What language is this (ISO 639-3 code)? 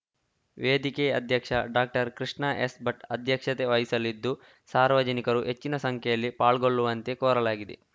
kan